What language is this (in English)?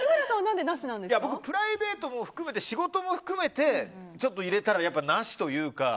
Japanese